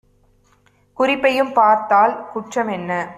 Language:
Tamil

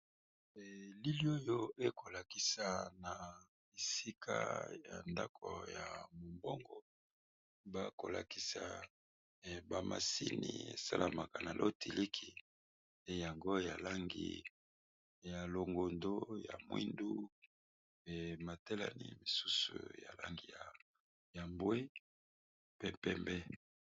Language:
Lingala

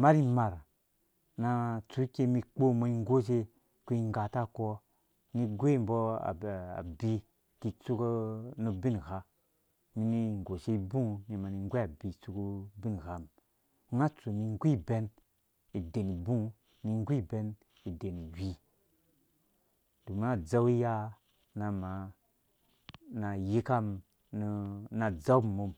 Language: Dũya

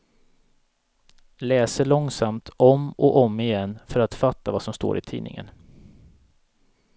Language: Swedish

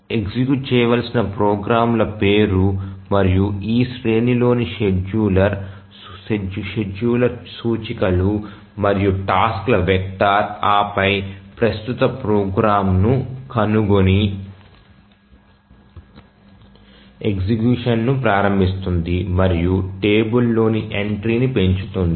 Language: Telugu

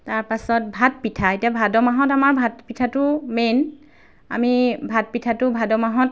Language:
Assamese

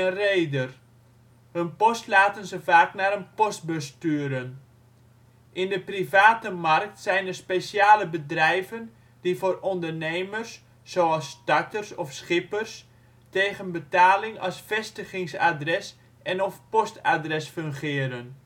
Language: Dutch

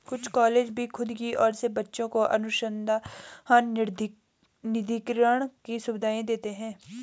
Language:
Hindi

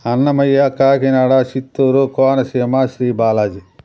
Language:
Telugu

